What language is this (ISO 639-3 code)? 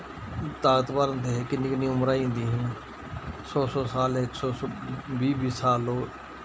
doi